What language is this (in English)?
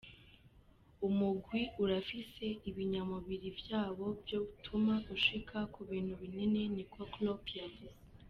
Kinyarwanda